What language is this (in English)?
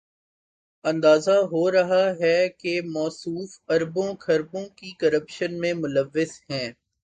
Urdu